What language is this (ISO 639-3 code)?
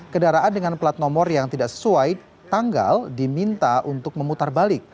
ind